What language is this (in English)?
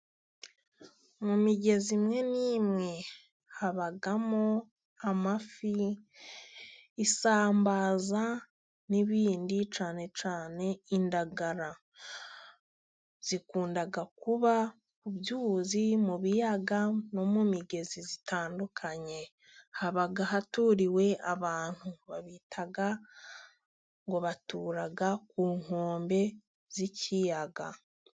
Kinyarwanda